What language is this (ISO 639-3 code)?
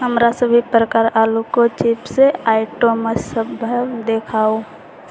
mai